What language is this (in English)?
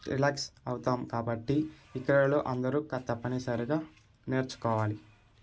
Telugu